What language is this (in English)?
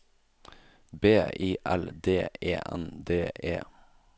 Norwegian